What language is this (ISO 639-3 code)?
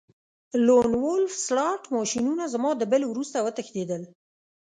pus